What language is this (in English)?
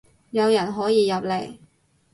Cantonese